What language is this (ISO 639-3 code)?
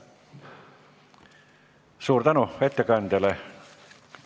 est